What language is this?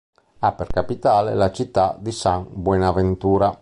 Italian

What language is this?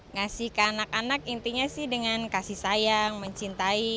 Indonesian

